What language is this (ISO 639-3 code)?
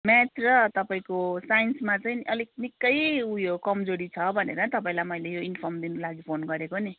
nep